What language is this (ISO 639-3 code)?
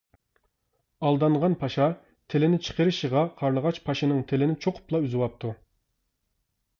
uig